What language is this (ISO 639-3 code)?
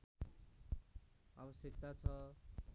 nep